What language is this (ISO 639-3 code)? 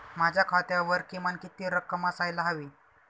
mar